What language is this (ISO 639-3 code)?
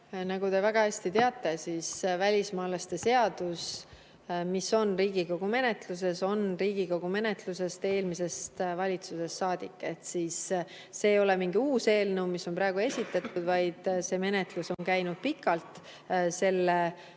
est